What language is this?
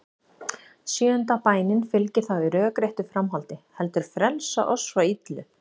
Icelandic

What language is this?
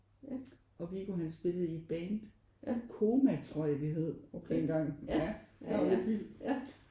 Danish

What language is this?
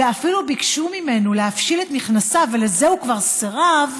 Hebrew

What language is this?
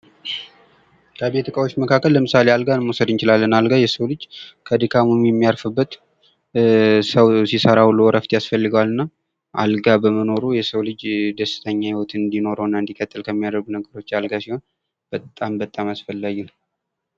Amharic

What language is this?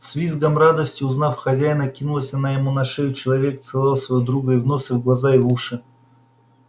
Russian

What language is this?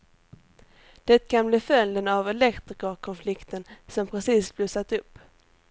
Swedish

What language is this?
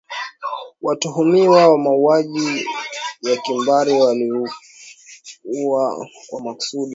Swahili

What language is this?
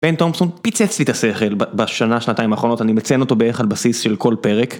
Hebrew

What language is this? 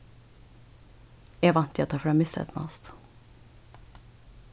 Faroese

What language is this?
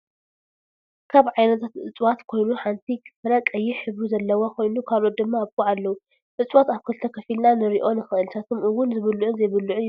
Tigrinya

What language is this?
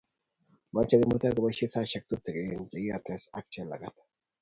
Kalenjin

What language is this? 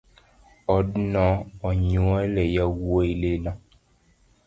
Luo (Kenya and Tanzania)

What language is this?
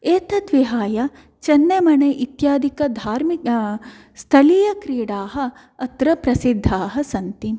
Sanskrit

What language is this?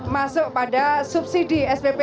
Indonesian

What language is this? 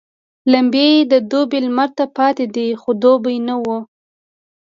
Pashto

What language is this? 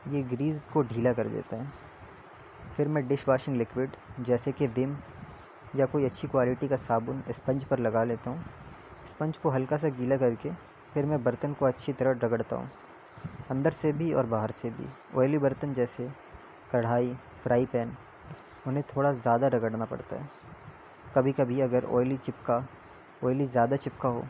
Urdu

